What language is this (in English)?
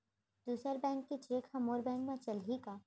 Chhattisgarhi